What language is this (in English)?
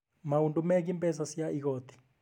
Kikuyu